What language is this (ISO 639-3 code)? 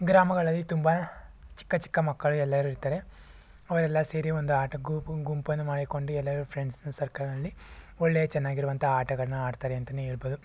kan